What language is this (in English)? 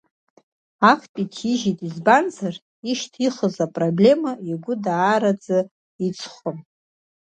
Abkhazian